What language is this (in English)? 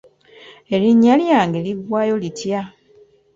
Ganda